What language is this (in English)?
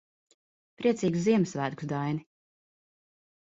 Latvian